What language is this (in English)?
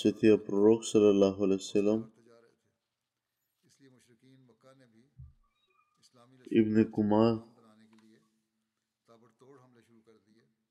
Bulgarian